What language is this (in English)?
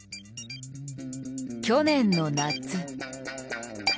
Japanese